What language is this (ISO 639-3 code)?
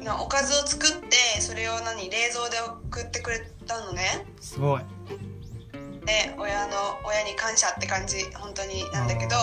jpn